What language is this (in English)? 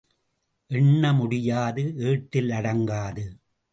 Tamil